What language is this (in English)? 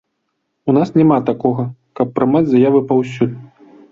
Belarusian